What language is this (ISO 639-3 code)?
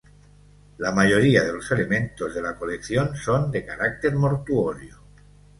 spa